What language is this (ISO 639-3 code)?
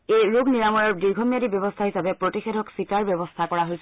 asm